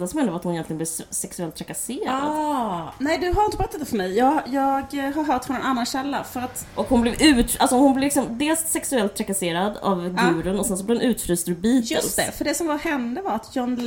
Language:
Swedish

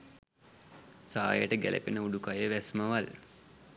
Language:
Sinhala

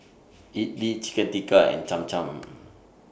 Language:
English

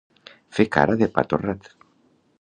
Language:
Catalan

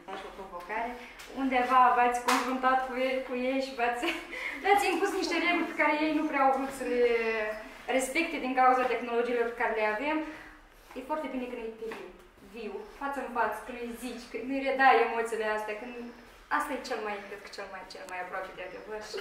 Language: Romanian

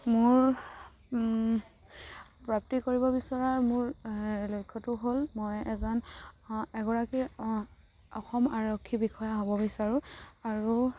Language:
Assamese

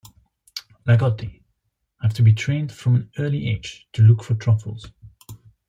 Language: English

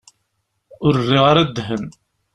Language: Kabyle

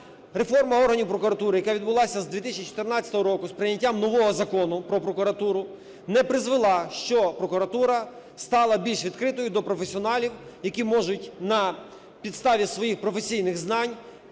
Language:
Ukrainian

